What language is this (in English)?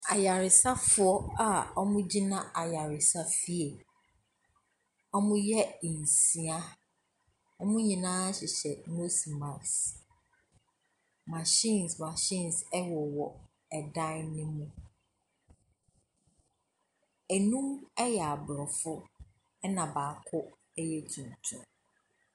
Akan